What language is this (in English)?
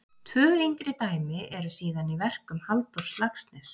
Icelandic